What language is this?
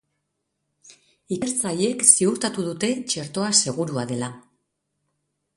Basque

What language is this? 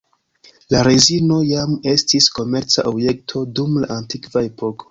Esperanto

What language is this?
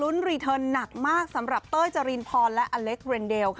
Thai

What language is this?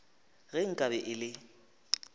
Northern Sotho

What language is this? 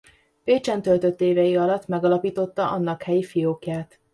Hungarian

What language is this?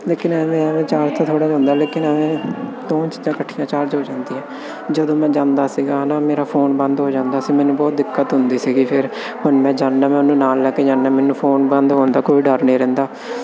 Punjabi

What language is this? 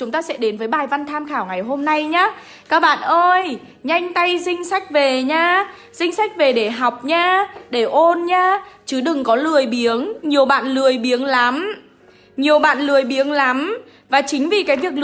Vietnamese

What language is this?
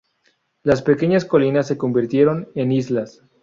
Spanish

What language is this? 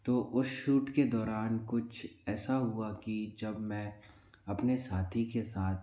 Hindi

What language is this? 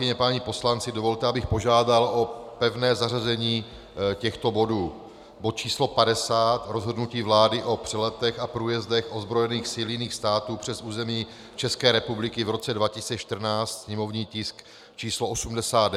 Czech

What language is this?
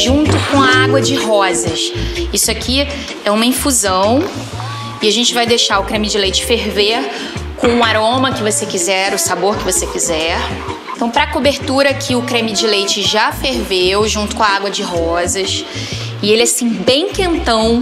Portuguese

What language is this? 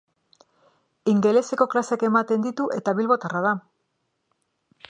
Basque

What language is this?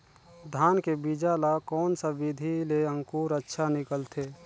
Chhattisgarhi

